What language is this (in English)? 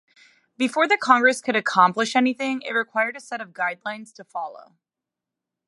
English